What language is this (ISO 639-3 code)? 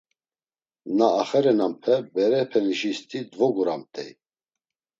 lzz